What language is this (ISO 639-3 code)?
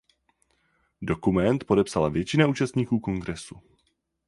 ces